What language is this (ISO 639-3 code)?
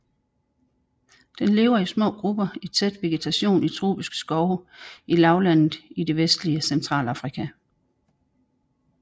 dan